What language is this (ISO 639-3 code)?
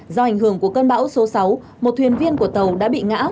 vie